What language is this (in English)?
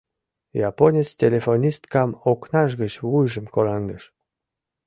Mari